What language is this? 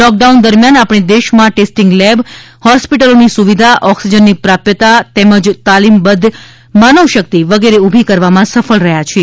Gujarati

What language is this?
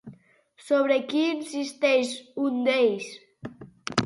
Catalan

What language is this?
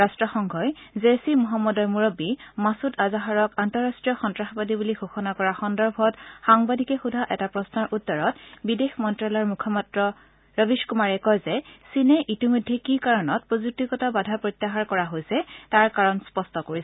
Assamese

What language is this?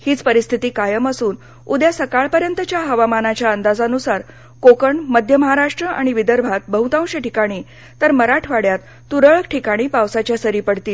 Marathi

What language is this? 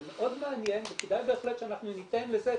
Hebrew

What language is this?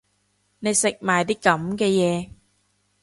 Cantonese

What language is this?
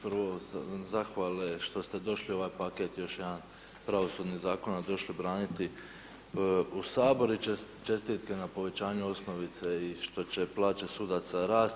Croatian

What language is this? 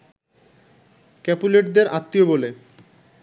Bangla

